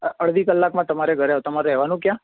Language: Gujarati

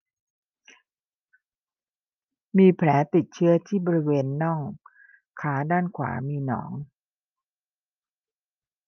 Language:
Thai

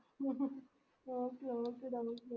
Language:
Malayalam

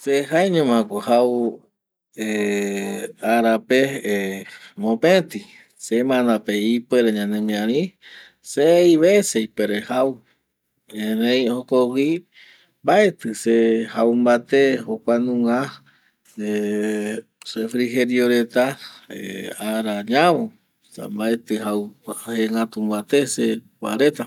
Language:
Eastern Bolivian Guaraní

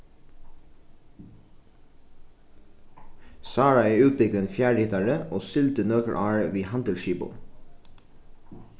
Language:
Faroese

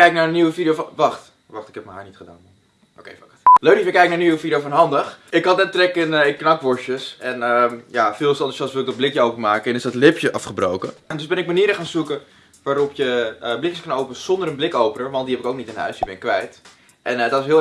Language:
Dutch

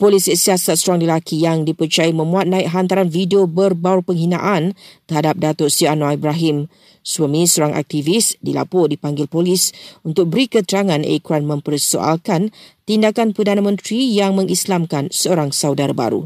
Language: Malay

